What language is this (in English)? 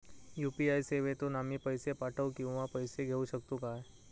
Marathi